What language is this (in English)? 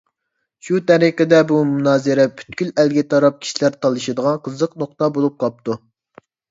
Uyghur